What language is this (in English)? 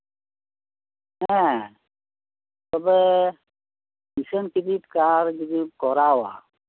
Santali